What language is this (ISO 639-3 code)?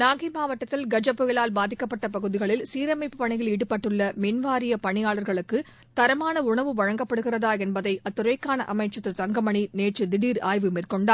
tam